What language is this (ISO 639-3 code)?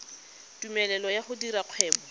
tsn